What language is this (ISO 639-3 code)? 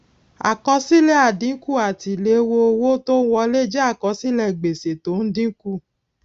yor